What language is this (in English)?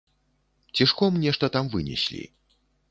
Belarusian